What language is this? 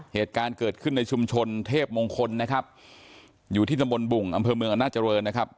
Thai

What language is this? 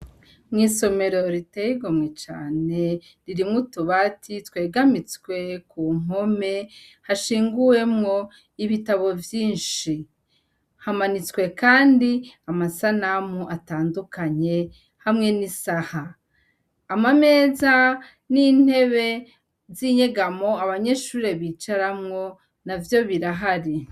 Rundi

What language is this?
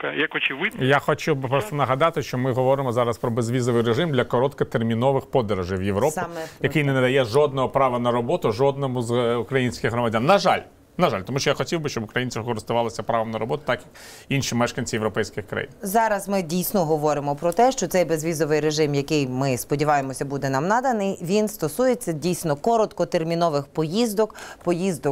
Ukrainian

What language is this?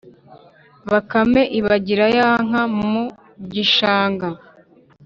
Kinyarwanda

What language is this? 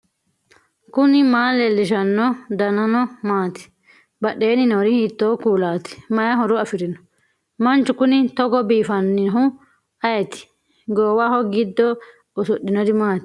Sidamo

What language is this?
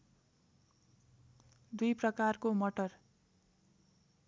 Nepali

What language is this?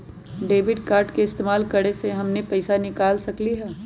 Magahi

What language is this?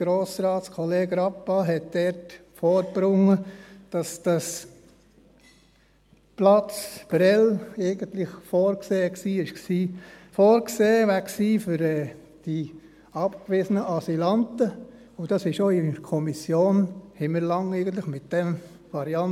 Swiss German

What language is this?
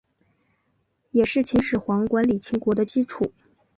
Chinese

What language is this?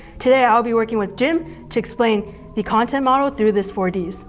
English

